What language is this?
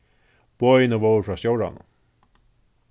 Faroese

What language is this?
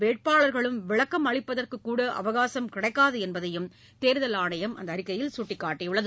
Tamil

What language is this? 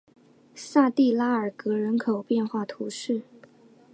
Chinese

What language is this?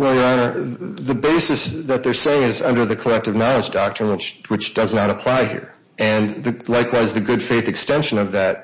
English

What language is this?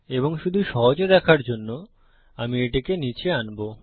Bangla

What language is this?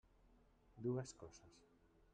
Catalan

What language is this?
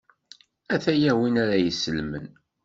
Kabyle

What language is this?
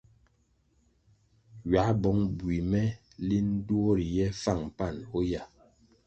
Kwasio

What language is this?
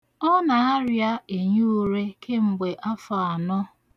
Igbo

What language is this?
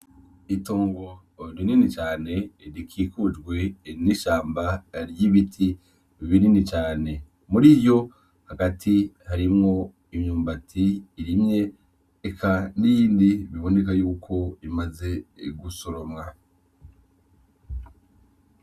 Rundi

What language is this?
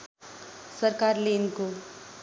Nepali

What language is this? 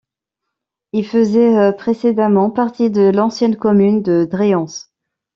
French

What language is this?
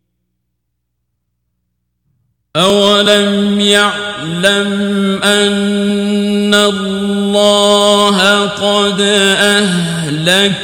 Arabic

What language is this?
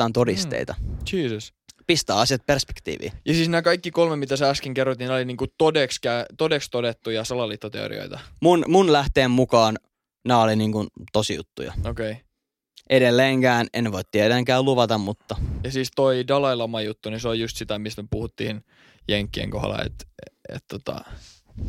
Finnish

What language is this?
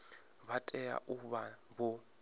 Venda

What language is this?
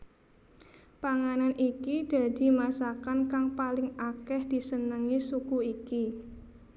Javanese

